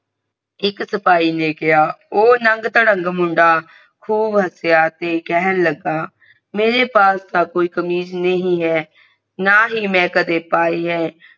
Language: Punjabi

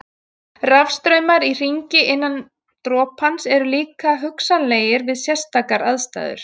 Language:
Icelandic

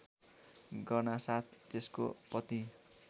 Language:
Nepali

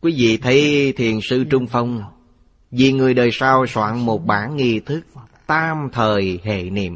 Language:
Vietnamese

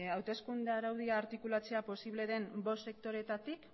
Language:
Basque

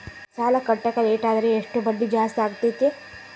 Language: Kannada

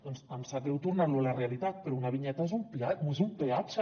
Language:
Catalan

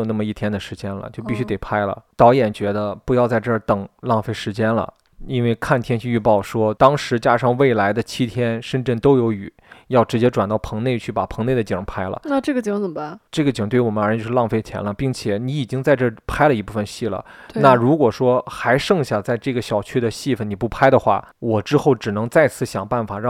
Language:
Chinese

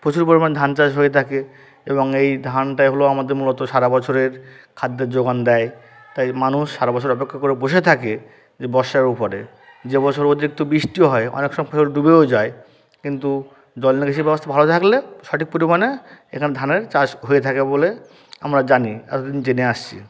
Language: Bangla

